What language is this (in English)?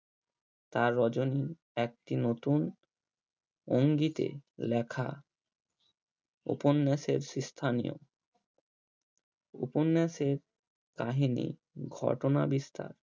Bangla